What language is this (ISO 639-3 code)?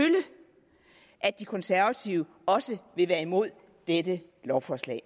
dan